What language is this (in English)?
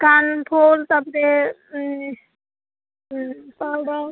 Odia